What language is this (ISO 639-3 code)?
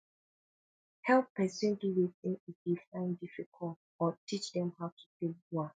pcm